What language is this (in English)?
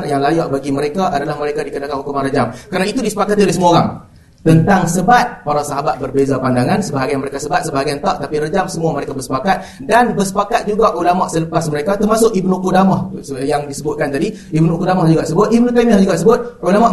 Malay